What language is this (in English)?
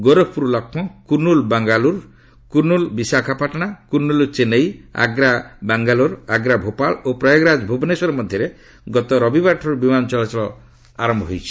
Odia